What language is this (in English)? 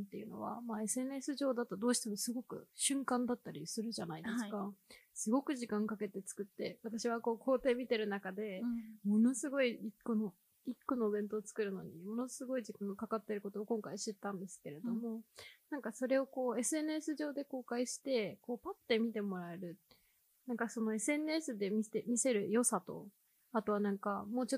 Japanese